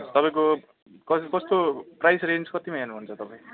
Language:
Nepali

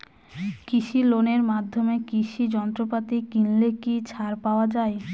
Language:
Bangla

